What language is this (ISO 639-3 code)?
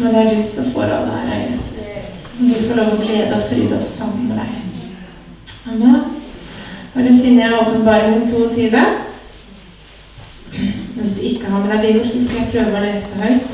kor